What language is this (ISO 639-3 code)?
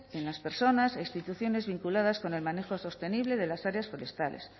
spa